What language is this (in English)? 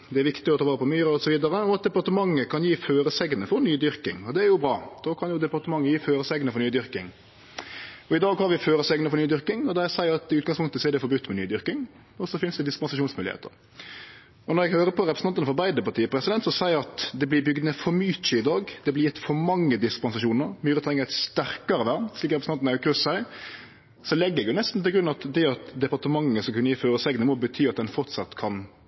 Norwegian Nynorsk